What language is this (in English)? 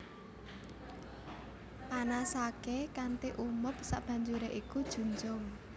Javanese